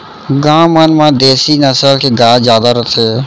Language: Chhattisgarhi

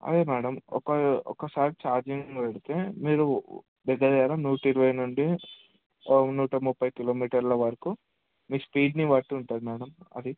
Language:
Telugu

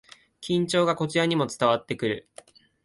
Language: Japanese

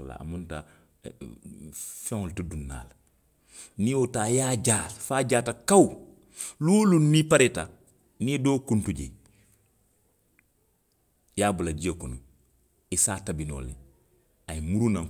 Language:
Western Maninkakan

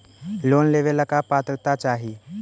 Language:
Magahi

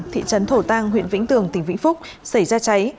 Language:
Vietnamese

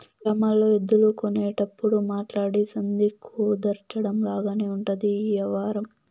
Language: Telugu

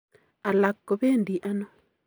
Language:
Kalenjin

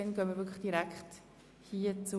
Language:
Swiss German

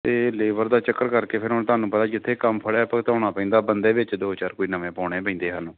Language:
Punjabi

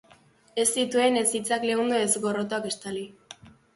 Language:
Basque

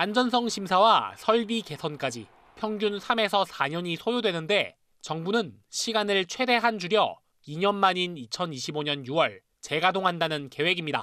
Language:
Korean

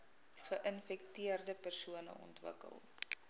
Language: Afrikaans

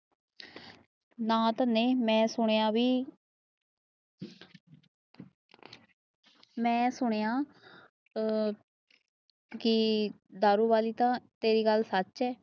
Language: Punjabi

